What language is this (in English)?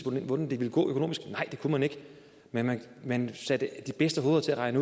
Danish